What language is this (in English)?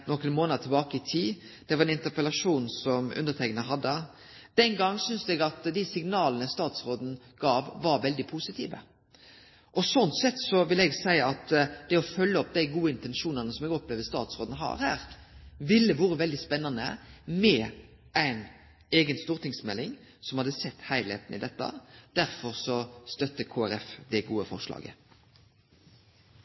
Norwegian Nynorsk